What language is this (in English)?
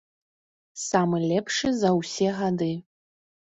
Belarusian